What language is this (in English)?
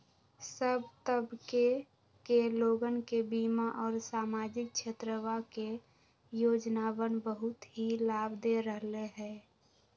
Magahi